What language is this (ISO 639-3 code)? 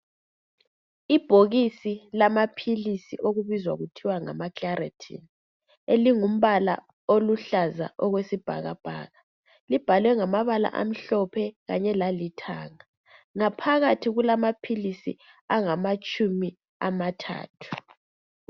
nde